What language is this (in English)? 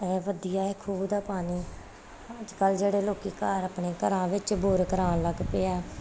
Punjabi